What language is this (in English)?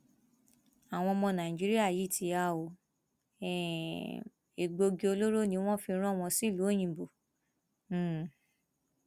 Yoruba